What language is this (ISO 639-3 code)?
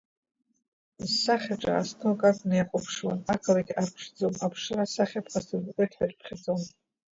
abk